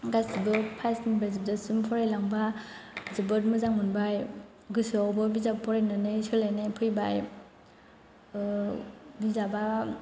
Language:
Bodo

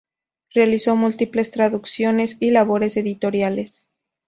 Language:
Spanish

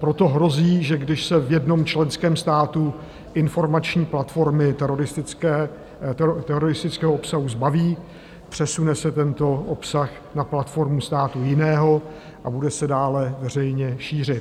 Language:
Czech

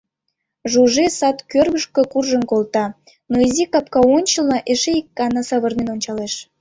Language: Mari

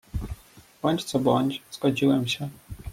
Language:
Polish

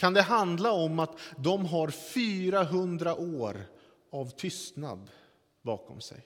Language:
Swedish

